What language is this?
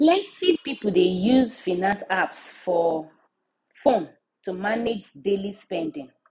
Nigerian Pidgin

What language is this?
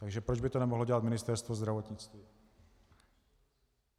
Czech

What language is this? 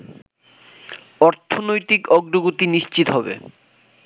Bangla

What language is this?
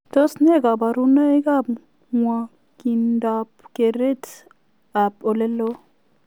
Kalenjin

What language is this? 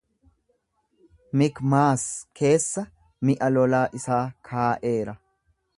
Oromo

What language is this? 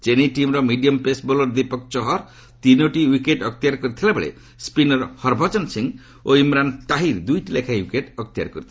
Odia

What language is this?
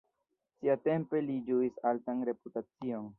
Esperanto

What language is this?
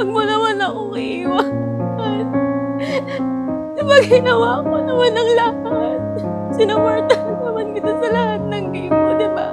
Filipino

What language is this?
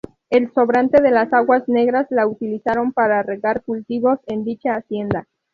Spanish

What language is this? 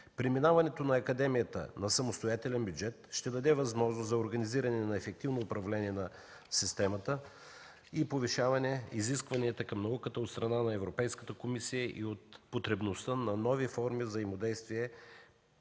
Bulgarian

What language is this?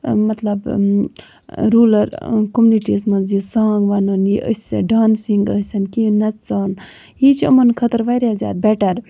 Kashmiri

